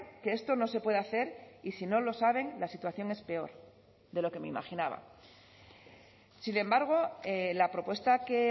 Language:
Spanish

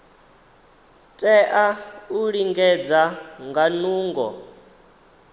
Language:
Venda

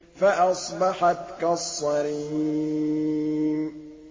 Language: Arabic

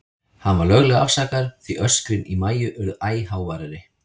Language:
Icelandic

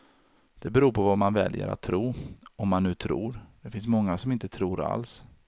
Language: Swedish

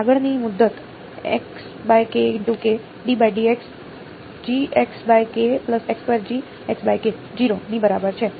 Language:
Gujarati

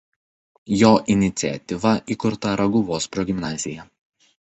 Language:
Lithuanian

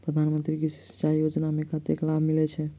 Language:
Maithili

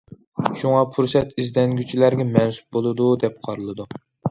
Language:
Uyghur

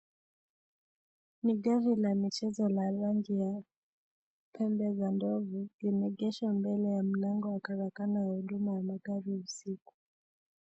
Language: Swahili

